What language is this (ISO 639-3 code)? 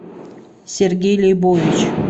rus